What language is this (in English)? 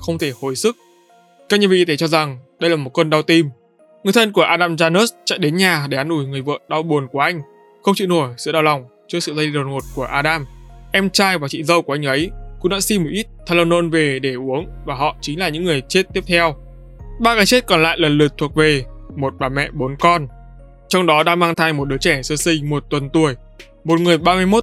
Vietnamese